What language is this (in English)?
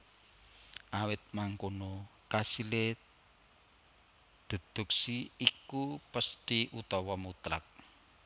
Javanese